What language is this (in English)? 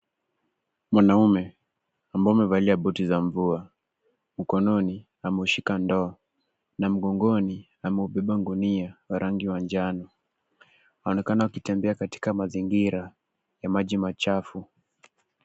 Swahili